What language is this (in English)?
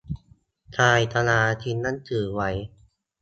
Thai